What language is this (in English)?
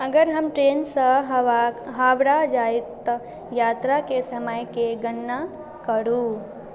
Maithili